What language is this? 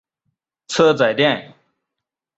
Chinese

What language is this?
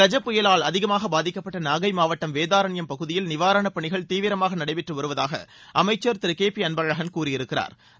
Tamil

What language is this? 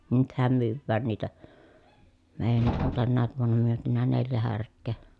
Finnish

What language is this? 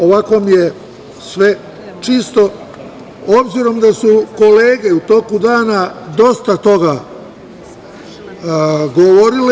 Serbian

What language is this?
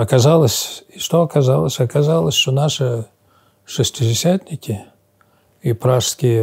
Russian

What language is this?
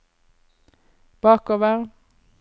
Norwegian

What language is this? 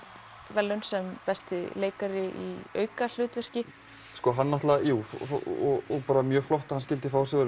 Icelandic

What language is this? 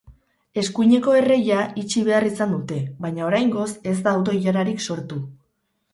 Basque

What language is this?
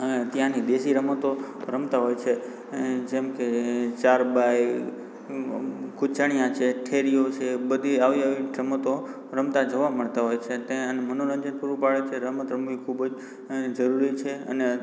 Gujarati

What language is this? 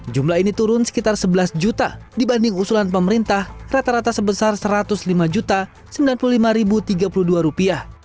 Indonesian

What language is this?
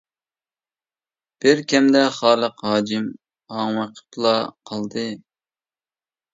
Uyghur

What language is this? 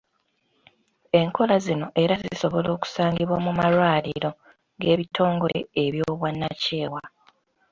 Ganda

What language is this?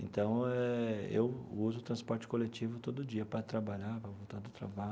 Portuguese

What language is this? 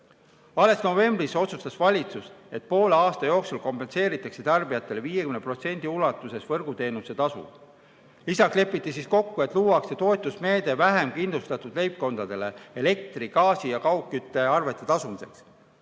Estonian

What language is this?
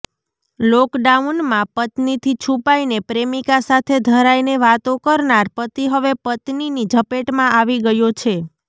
Gujarati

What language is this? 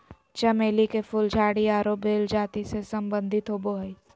Magahi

